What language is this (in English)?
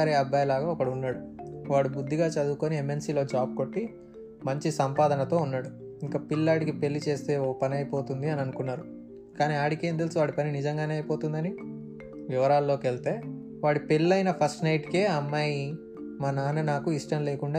Telugu